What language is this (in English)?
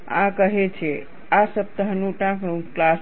Gujarati